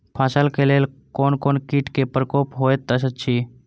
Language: Maithili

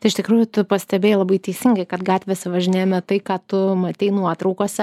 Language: Lithuanian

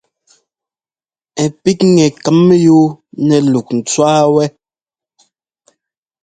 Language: Ngomba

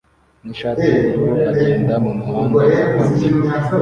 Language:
Kinyarwanda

